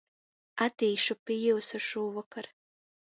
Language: Latgalian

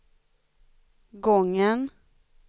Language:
Swedish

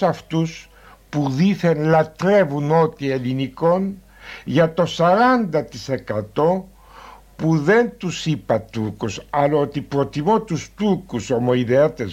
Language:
Greek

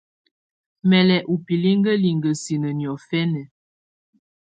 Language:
Tunen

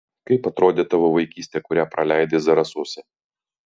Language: Lithuanian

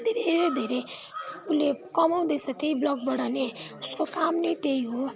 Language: Nepali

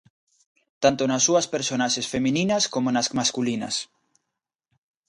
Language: Galician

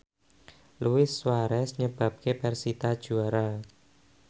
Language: Javanese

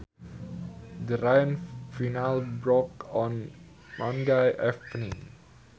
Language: Sundanese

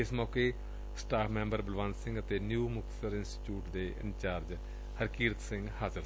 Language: Punjabi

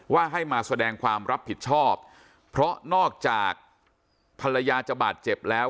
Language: Thai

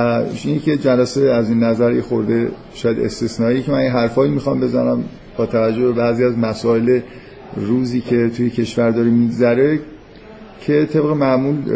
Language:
Persian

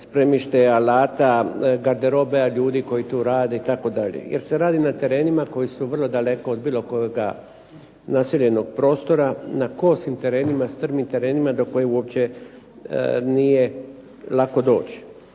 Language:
Croatian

